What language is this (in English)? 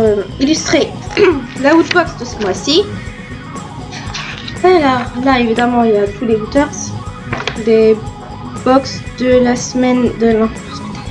French